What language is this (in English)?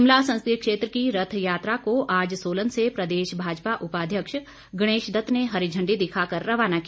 Hindi